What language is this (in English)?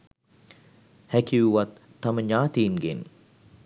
Sinhala